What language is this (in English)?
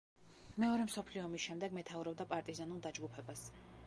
Georgian